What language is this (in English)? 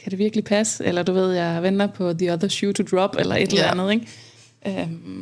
Danish